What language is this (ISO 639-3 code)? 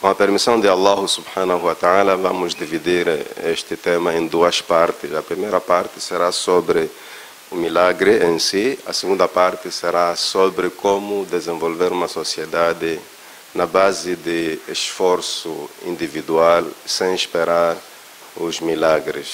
por